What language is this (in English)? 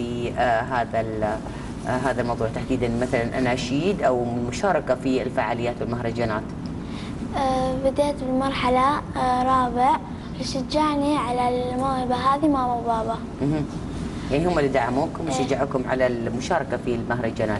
Arabic